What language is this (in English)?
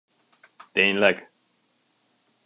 Hungarian